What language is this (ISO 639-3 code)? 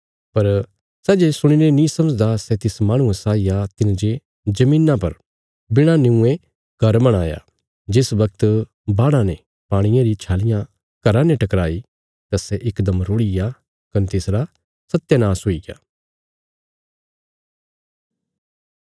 kfs